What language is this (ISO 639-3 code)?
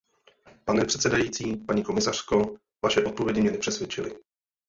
ces